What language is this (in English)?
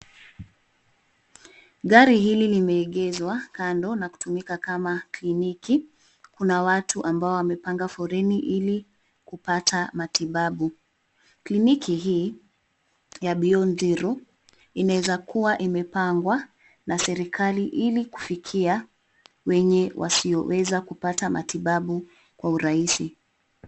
Swahili